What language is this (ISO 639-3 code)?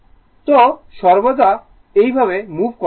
ben